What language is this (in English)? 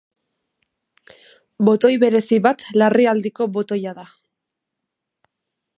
Basque